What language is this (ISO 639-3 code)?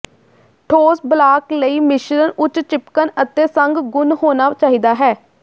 pan